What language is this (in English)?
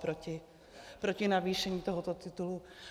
Czech